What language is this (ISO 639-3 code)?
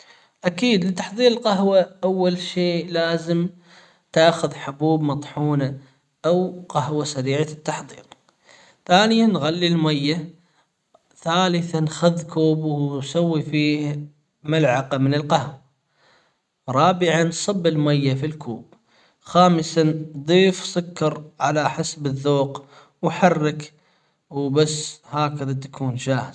acw